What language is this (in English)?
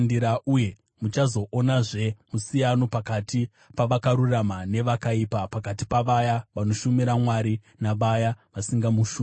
Shona